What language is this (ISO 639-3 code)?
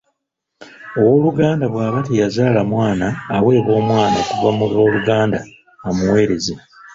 lug